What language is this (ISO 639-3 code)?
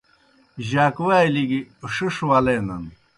plk